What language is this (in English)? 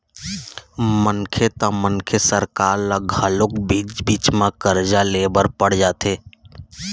Chhattisgarhi